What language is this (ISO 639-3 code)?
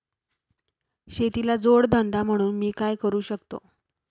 mar